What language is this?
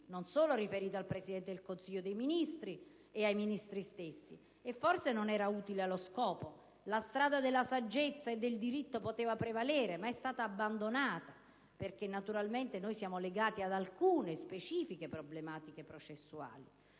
Italian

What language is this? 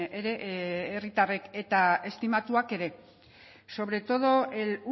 Basque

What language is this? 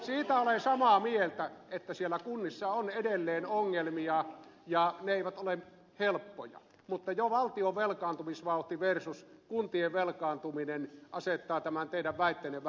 Finnish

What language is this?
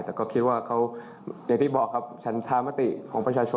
Thai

